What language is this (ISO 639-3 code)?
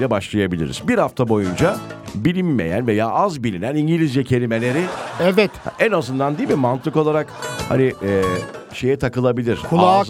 tur